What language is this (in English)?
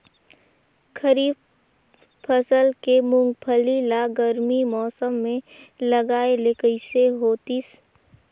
Chhattisgarhi